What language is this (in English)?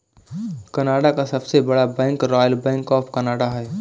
Hindi